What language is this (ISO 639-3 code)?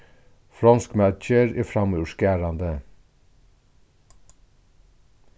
fao